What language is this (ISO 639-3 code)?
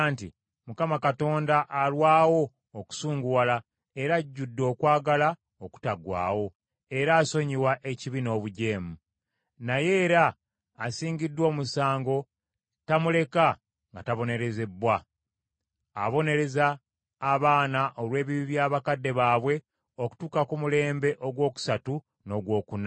lug